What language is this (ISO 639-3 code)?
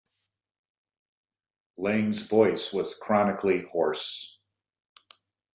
eng